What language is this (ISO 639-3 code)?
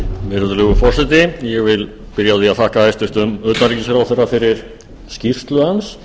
isl